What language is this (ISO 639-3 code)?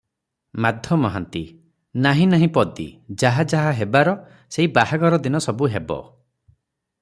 ori